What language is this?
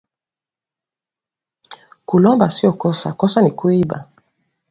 Swahili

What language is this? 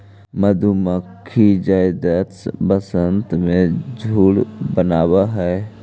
Magahi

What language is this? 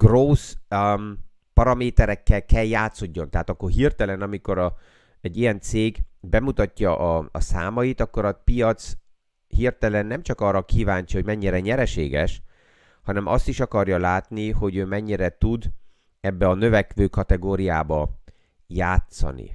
Hungarian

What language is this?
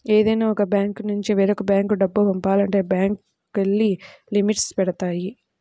Telugu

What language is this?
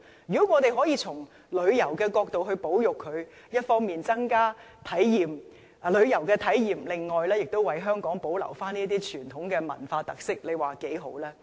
Cantonese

